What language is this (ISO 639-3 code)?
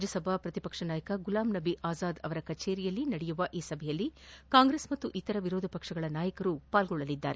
kan